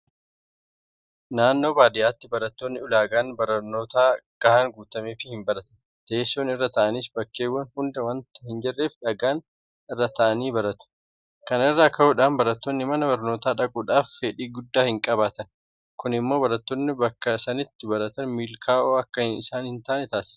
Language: Oromo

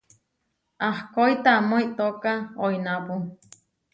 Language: Huarijio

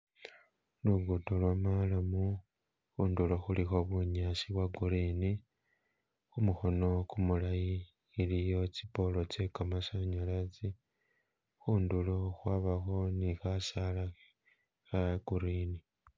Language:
Masaaba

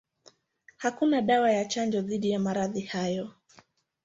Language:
Swahili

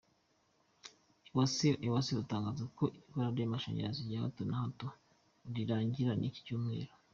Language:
Kinyarwanda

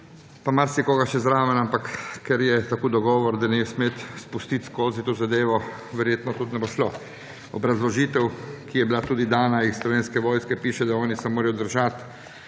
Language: Slovenian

